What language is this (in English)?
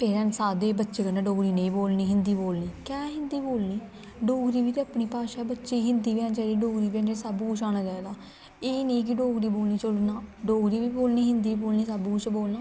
Dogri